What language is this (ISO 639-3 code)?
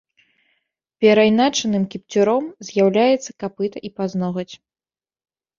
bel